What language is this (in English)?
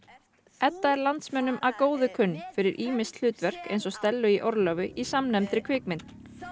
Icelandic